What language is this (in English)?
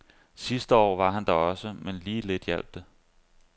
Danish